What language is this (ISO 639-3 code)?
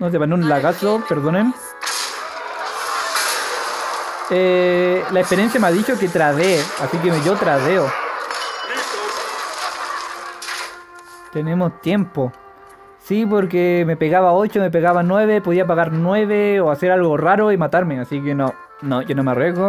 spa